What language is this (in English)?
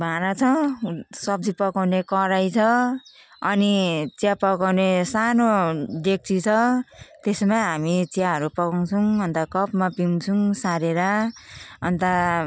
Nepali